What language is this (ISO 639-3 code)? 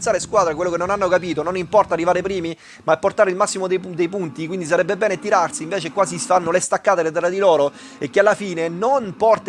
ita